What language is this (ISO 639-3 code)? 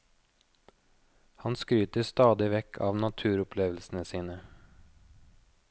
nor